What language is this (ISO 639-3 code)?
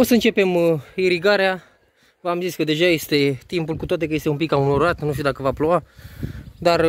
ron